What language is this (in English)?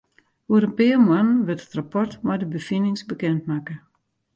Western Frisian